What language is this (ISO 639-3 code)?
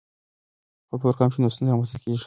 pus